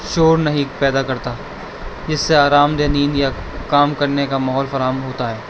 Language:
Urdu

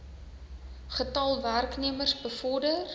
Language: Afrikaans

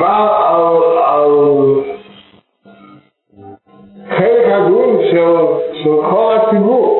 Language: Hebrew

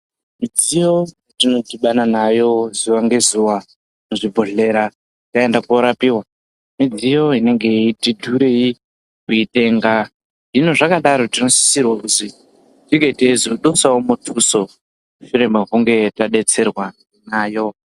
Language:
Ndau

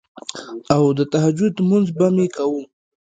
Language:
Pashto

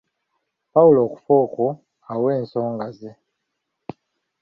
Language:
Ganda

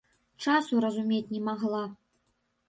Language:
Belarusian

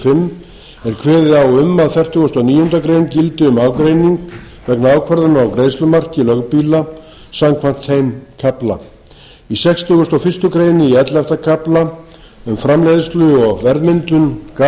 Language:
Icelandic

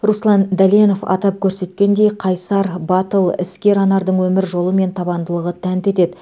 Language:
Kazakh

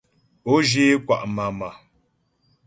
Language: Ghomala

